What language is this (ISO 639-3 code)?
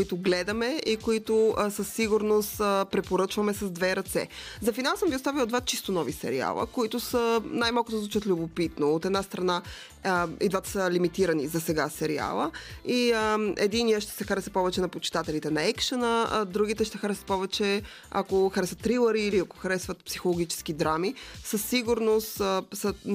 bul